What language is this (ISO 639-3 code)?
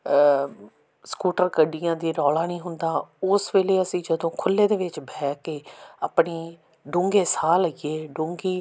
pan